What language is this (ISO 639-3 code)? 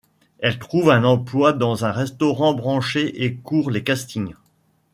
fra